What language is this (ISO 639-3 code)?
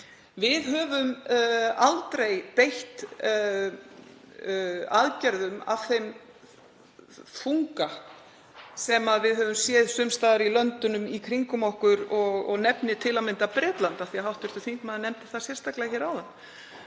isl